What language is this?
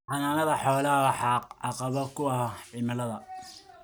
Somali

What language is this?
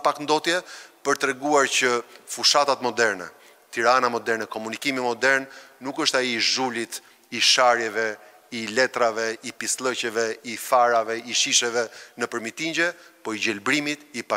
Romanian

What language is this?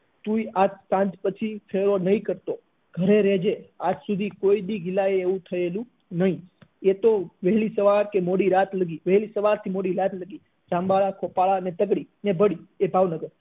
Gujarati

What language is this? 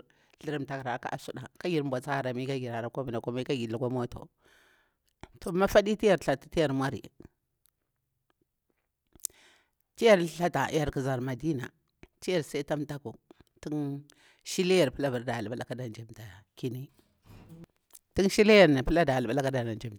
Bura-Pabir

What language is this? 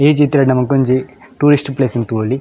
Tulu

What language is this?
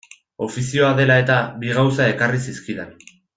Basque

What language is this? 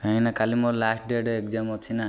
Odia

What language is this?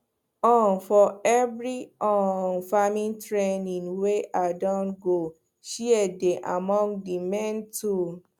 Nigerian Pidgin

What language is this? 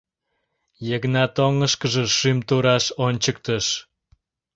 Mari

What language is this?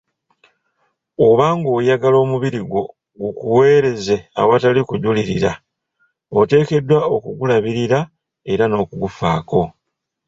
Ganda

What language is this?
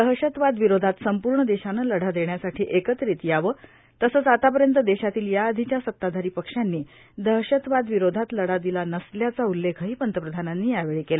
Marathi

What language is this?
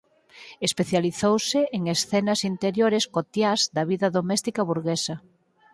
Galician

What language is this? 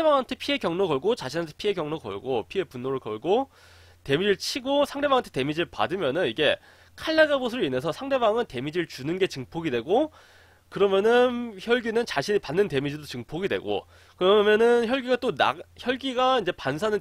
Korean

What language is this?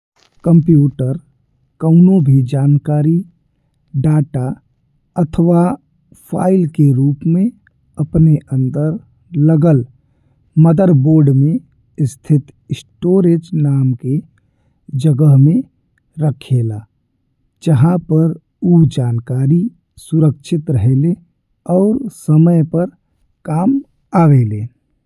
Bhojpuri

